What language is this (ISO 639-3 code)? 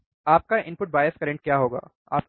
hin